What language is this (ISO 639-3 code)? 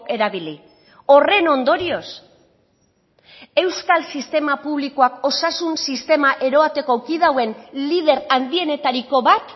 eus